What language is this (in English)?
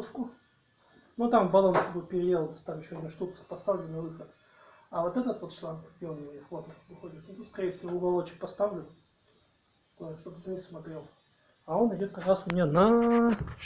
Russian